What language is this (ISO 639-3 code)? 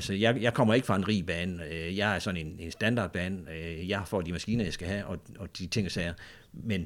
dan